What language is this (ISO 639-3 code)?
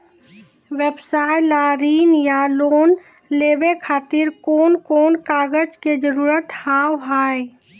mai